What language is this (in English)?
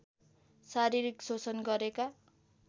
Nepali